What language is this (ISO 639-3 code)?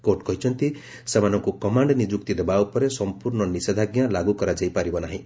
ori